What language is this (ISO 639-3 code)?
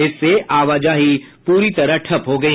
hin